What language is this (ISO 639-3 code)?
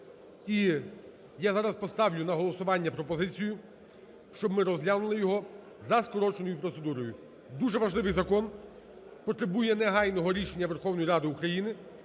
ukr